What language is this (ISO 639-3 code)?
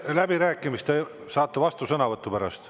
est